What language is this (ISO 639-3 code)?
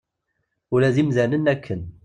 kab